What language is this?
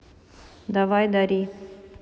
Russian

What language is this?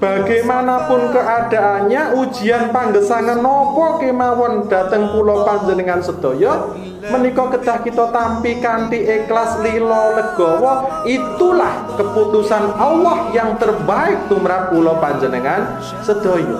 Indonesian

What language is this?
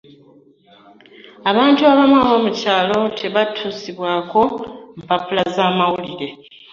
Ganda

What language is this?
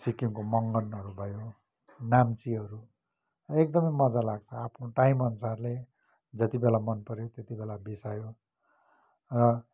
Nepali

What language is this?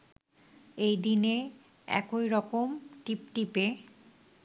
Bangla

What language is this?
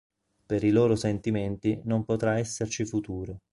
Italian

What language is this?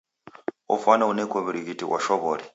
Taita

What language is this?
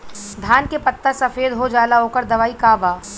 Bhojpuri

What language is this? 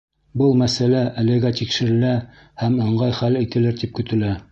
Bashkir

